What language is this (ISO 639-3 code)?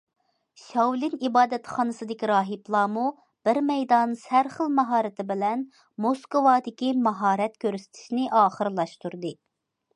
uig